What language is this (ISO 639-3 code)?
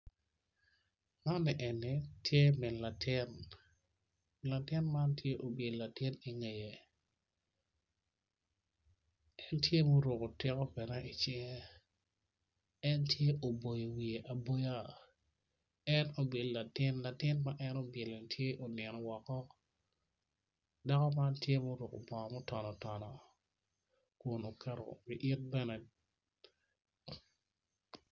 ach